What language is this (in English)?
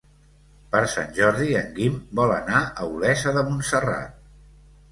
Catalan